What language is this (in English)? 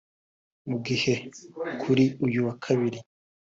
Kinyarwanda